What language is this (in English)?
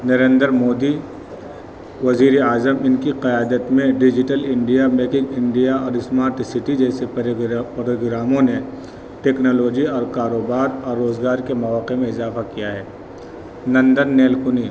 Urdu